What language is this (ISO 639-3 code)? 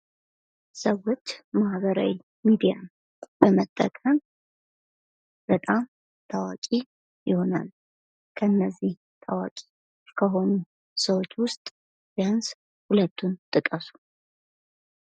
amh